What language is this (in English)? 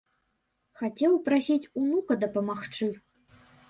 Belarusian